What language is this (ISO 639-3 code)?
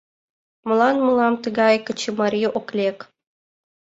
chm